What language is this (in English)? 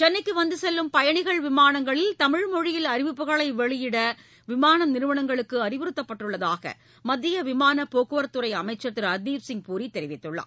Tamil